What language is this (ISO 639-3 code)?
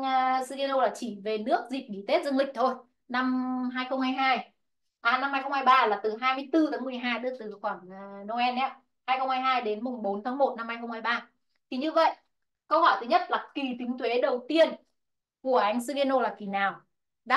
vie